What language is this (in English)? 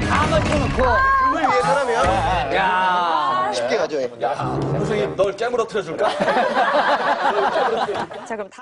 Korean